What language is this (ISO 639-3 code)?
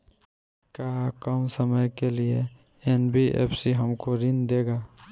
bho